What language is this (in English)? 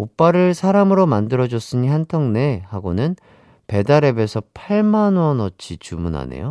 Korean